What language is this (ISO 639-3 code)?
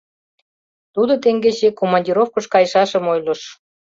chm